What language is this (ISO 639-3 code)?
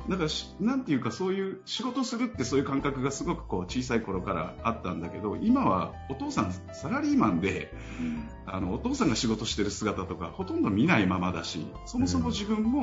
jpn